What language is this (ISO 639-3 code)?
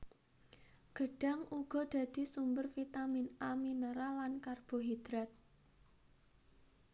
jav